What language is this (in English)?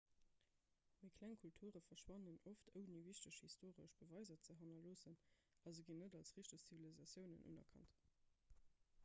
Luxembourgish